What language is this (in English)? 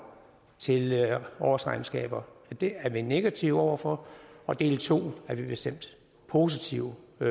Danish